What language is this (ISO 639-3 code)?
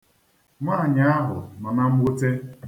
ibo